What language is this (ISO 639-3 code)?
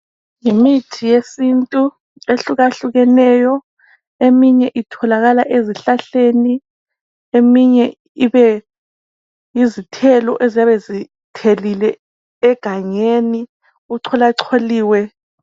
nde